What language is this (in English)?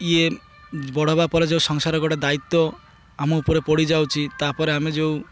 Odia